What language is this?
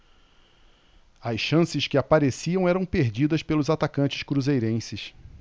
Portuguese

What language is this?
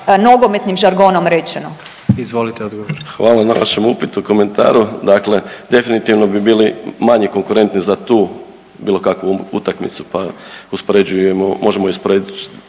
Croatian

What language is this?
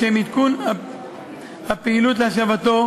Hebrew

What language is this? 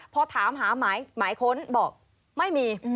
Thai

